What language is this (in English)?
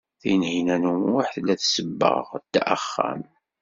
Kabyle